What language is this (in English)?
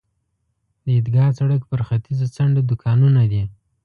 Pashto